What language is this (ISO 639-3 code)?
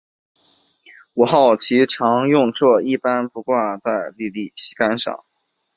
zho